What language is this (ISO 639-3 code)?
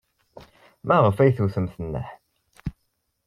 kab